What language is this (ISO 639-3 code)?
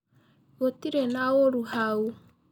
kik